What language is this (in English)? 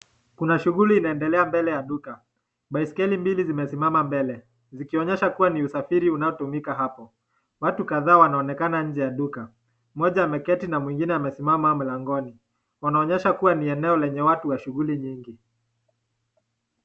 Swahili